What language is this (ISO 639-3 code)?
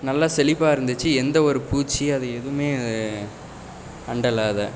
tam